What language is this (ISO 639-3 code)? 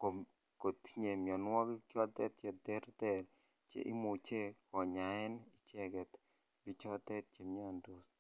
kln